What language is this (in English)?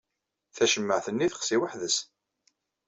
Kabyle